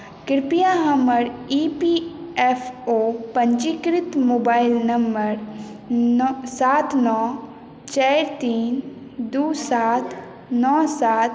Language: Maithili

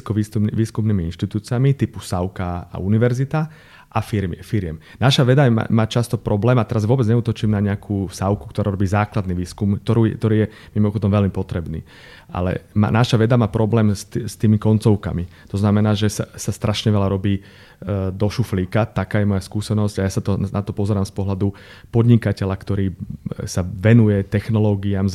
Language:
Slovak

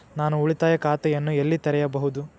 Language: Kannada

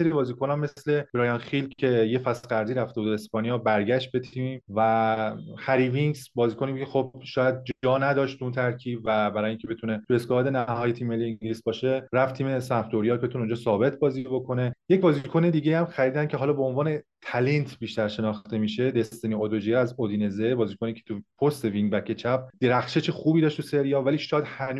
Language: Persian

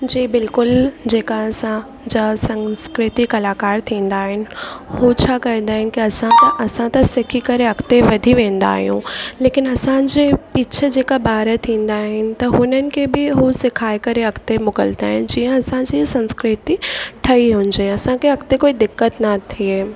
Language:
Sindhi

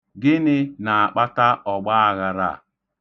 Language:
Igbo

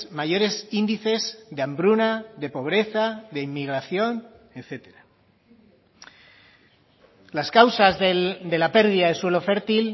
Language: Spanish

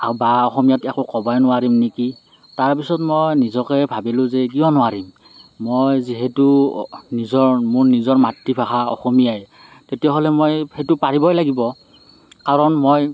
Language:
Assamese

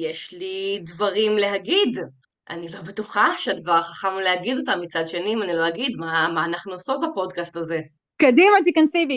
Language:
Hebrew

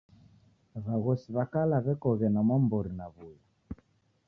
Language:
Taita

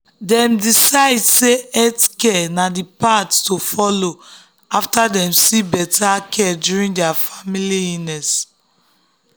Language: Nigerian Pidgin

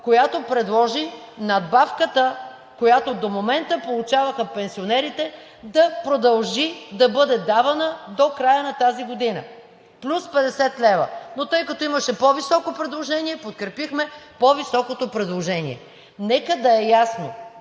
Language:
Bulgarian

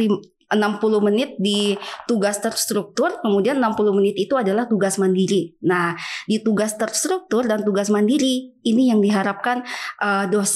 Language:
Indonesian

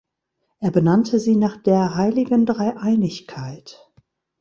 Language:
German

